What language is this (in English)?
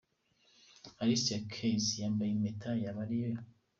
Kinyarwanda